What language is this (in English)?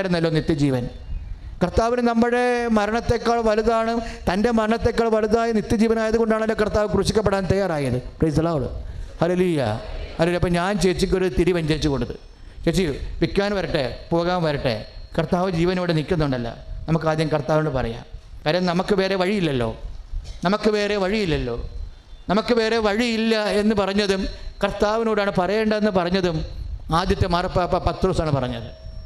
Malayalam